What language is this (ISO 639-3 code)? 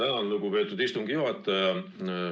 est